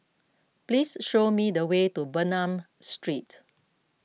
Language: English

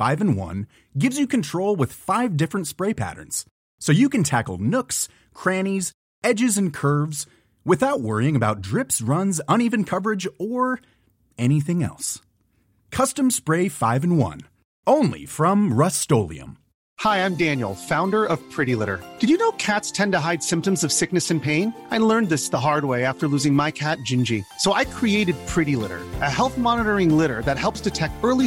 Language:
Spanish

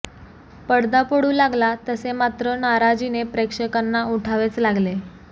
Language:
Marathi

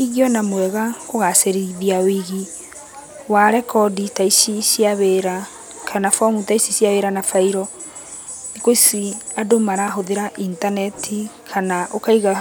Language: Kikuyu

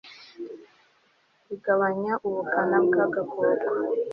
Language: Kinyarwanda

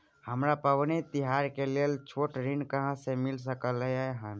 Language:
Maithili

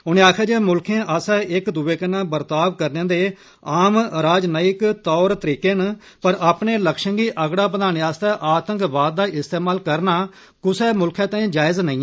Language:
Dogri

